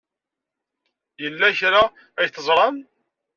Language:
Kabyle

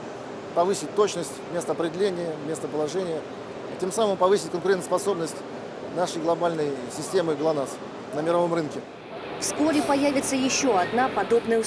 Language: Russian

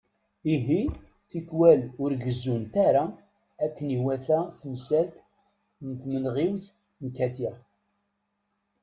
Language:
Kabyle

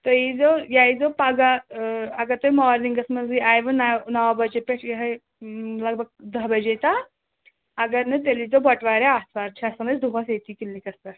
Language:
Kashmiri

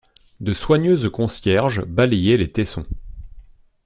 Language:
French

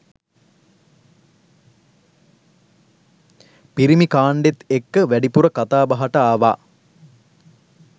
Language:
Sinhala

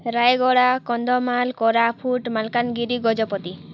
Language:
Odia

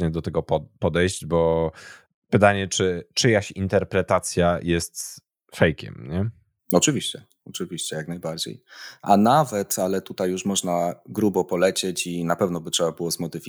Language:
Polish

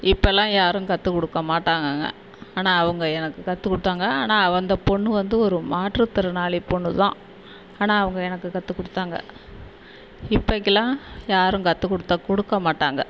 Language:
Tamil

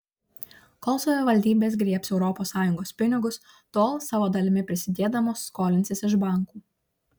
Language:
Lithuanian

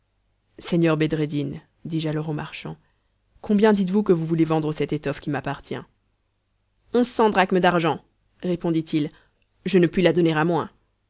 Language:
French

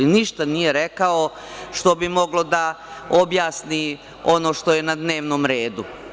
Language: Serbian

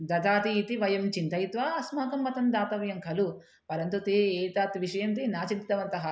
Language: Sanskrit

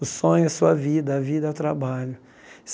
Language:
Portuguese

